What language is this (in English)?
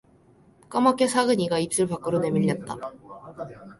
Korean